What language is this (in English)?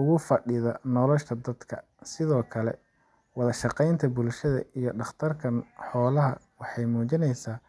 Somali